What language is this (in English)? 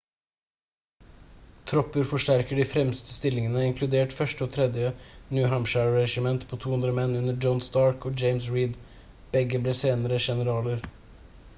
Norwegian Bokmål